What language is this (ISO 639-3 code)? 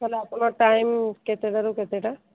ori